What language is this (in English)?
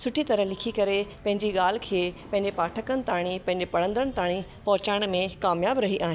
Sindhi